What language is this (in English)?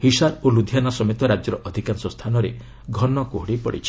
Odia